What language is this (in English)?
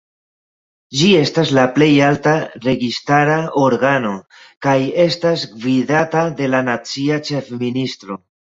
Esperanto